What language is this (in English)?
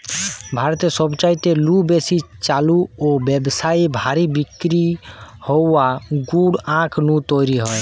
Bangla